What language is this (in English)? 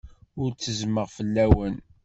Kabyle